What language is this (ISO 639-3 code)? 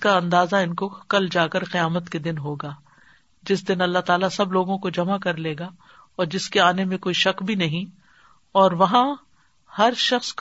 urd